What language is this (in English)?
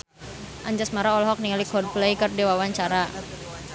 Sundanese